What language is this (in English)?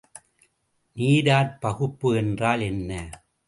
Tamil